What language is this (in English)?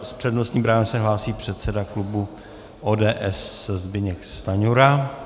Czech